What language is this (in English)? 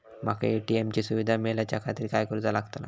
Marathi